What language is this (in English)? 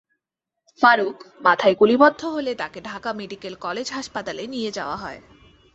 Bangla